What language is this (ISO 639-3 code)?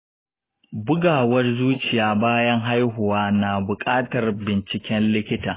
hau